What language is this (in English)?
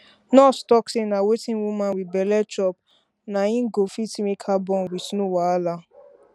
Nigerian Pidgin